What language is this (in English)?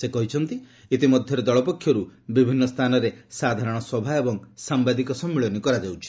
Odia